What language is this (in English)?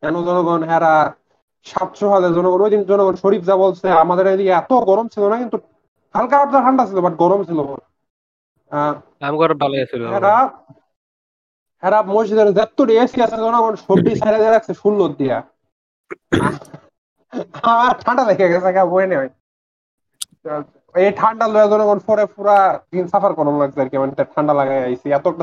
Bangla